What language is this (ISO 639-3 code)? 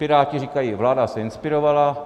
ces